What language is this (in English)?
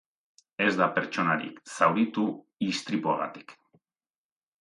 Basque